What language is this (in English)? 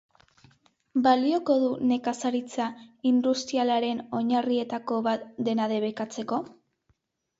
Basque